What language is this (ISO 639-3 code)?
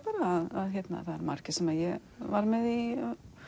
isl